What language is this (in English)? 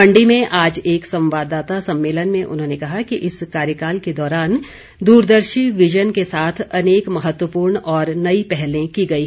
Hindi